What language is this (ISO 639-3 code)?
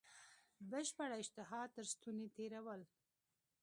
pus